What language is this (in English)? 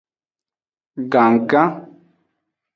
Aja (Benin)